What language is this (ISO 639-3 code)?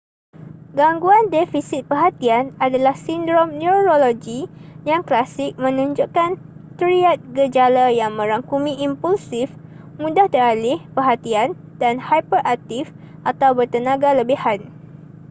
msa